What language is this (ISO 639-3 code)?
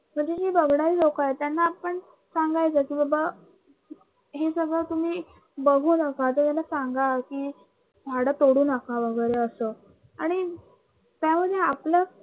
mar